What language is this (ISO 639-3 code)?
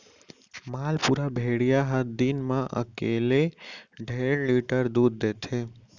hne